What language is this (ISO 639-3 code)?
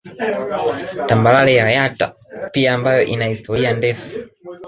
swa